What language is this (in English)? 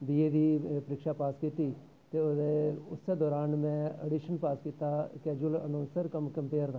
Dogri